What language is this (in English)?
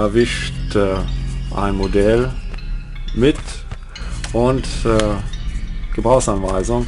German